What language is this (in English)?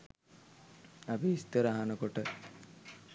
Sinhala